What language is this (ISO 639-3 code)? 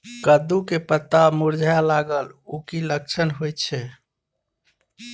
mai